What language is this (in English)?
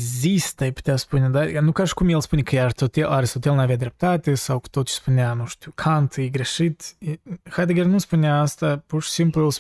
Romanian